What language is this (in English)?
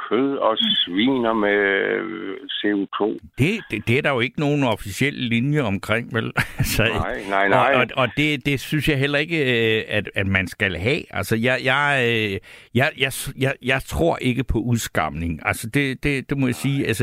Danish